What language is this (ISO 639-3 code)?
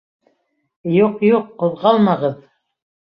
bak